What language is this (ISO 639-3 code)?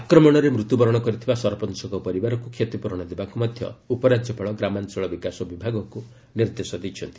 ori